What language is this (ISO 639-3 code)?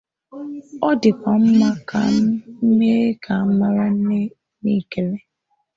ibo